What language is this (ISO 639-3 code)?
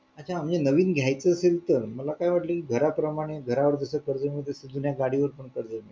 mar